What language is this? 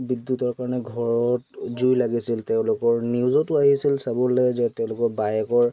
Assamese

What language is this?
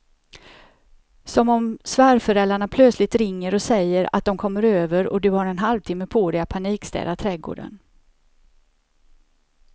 Swedish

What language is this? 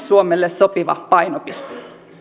Finnish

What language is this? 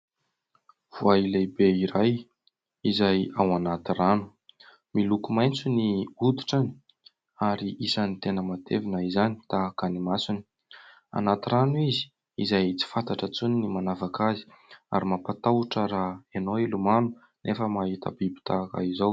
Malagasy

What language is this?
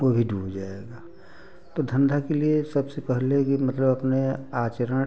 Hindi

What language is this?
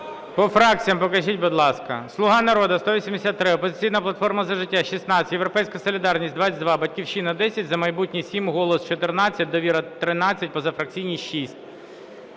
Ukrainian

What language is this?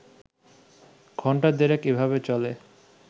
Bangla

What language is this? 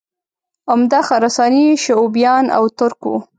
Pashto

